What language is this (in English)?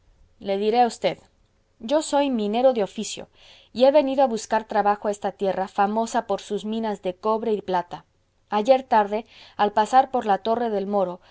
Spanish